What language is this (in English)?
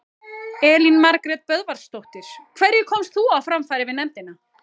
Icelandic